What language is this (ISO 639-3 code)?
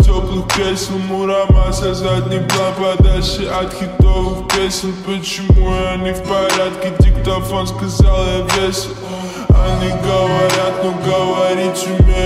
fra